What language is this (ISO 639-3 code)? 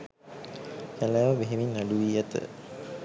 sin